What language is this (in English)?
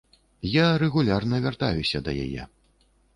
Belarusian